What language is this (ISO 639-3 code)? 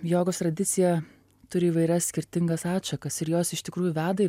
lit